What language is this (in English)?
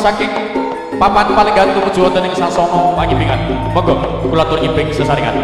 Indonesian